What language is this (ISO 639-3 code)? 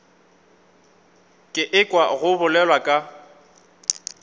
nso